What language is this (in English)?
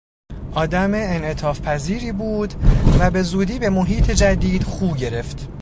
Persian